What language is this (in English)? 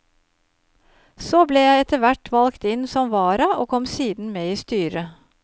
Norwegian